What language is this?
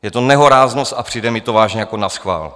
Czech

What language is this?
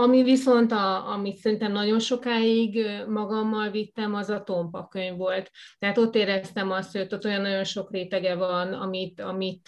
Hungarian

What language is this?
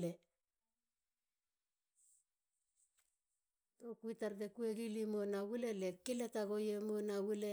Halia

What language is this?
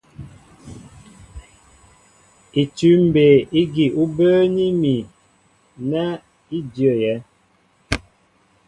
Mbo (Cameroon)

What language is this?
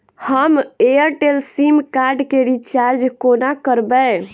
Maithili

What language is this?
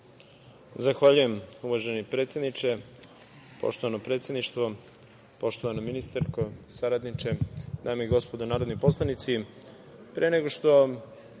Serbian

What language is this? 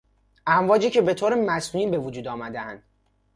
Persian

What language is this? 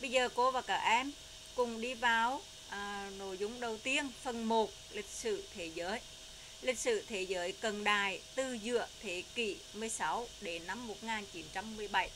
Vietnamese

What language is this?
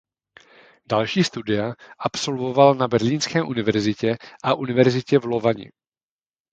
Czech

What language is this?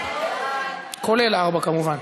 Hebrew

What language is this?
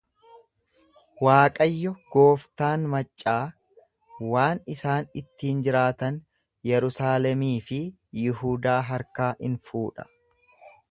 Oromo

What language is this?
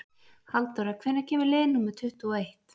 Icelandic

